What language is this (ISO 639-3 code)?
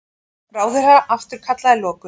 isl